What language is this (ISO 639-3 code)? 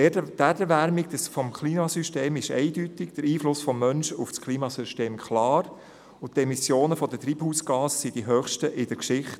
gsw